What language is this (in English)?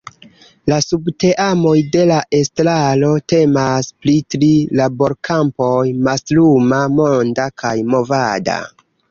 Esperanto